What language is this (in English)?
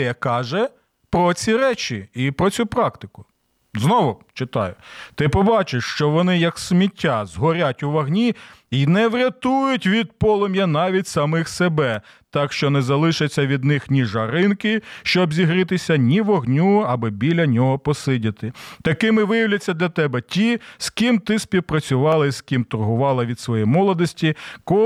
Ukrainian